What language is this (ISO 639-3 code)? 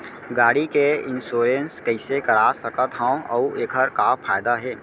hne